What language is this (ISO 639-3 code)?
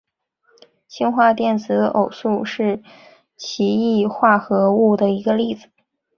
zho